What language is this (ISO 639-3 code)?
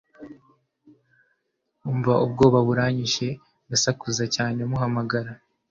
kin